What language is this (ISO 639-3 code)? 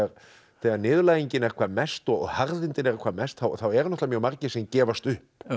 isl